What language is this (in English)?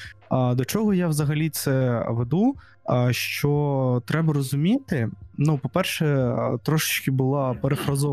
Ukrainian